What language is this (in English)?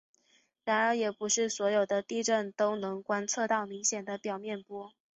Chinese